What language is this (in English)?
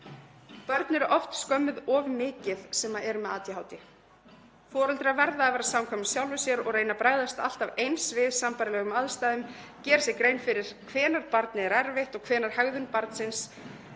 Icelandic